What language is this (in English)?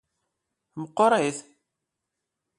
Kabyle